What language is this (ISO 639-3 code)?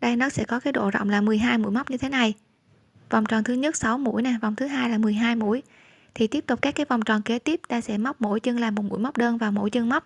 vie